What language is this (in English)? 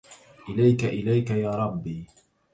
Arabic